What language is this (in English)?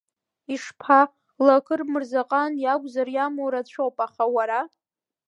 Abkhazian